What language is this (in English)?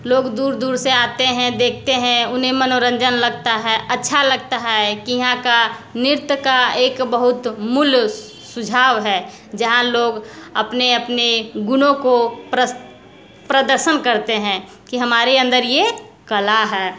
Hindi